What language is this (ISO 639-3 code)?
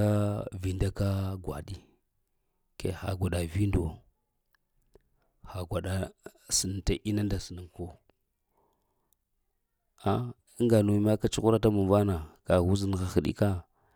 hia